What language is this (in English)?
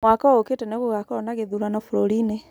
Kikuyu